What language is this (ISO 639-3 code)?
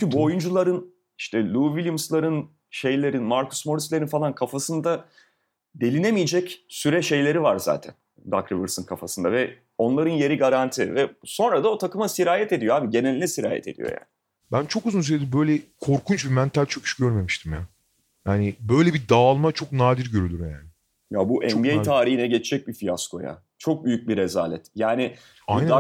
tur